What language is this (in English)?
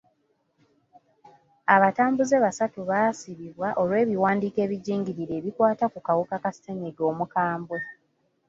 Ganda